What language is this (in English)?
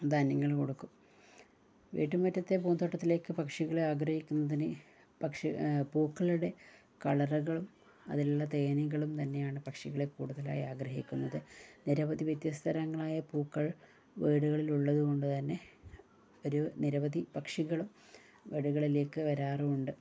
Malayalam